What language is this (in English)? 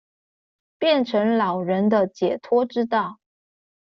Chinese